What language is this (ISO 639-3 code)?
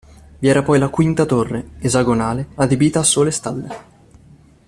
ita